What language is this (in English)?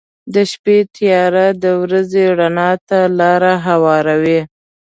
Pashto